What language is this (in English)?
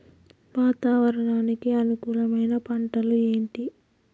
Telugu